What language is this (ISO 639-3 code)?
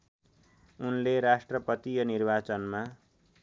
nep